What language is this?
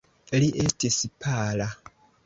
Esperanto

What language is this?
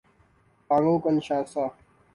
Urdu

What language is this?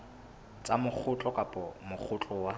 Southern Sotho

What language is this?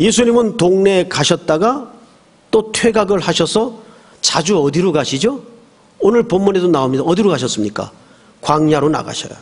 Korean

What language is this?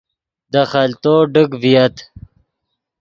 Yidgha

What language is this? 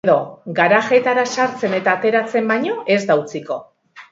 Basque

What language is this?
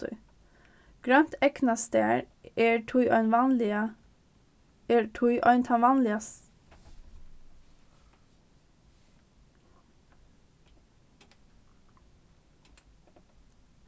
Faroese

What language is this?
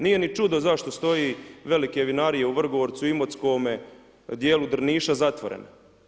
Croatian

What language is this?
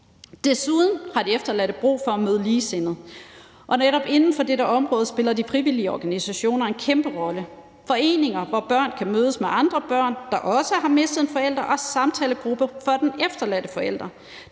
Danish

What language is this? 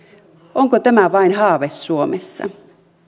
Finnish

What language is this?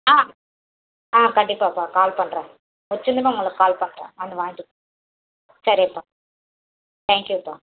Tamil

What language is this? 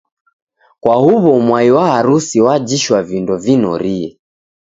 Taita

